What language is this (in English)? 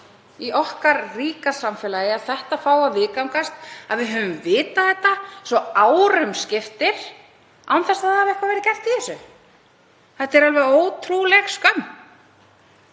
Icelandic